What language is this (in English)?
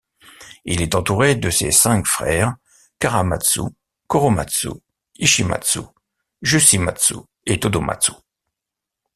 French